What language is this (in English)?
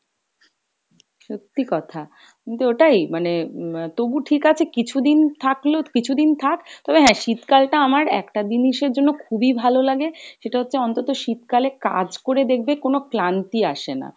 Bangla